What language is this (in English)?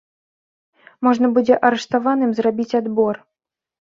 Belarusian